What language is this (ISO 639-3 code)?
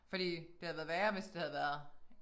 dan